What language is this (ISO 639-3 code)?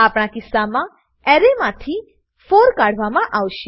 guj